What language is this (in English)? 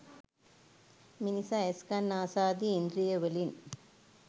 Sinhala